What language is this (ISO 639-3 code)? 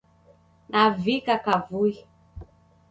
dav